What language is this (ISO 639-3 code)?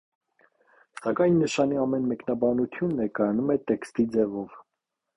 hye